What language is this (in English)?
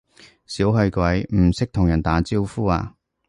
Cantonese